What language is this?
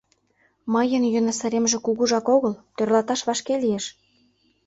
Mari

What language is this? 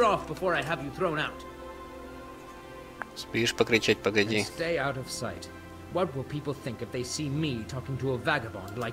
Russian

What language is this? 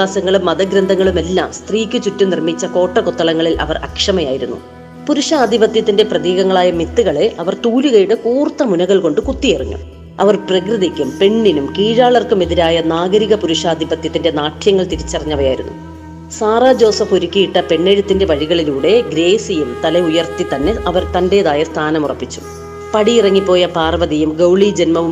Malayalam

